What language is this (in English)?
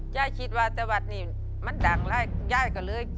Thai